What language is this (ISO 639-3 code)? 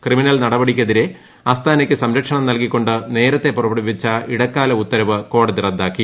mal